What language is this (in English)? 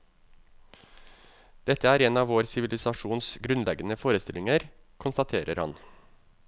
Norwegian